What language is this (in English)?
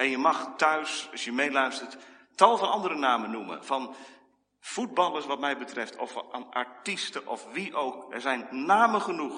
Dutch